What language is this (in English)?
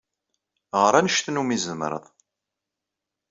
Kabyle